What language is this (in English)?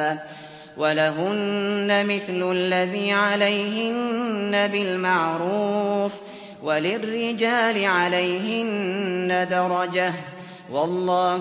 Arabic